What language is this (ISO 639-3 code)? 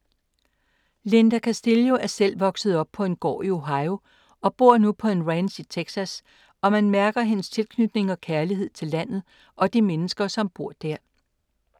dan